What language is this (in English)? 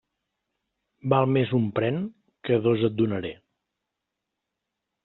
Catalan